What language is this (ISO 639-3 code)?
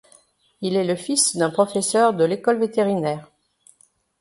fra